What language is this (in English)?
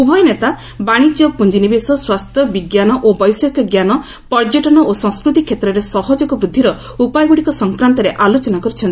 Odia